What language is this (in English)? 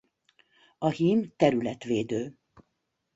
Hungarian